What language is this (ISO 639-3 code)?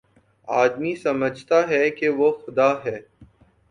urd